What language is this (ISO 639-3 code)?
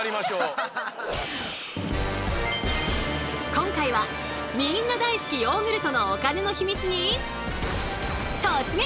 jpn